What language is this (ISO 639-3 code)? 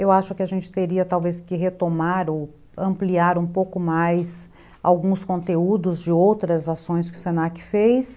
por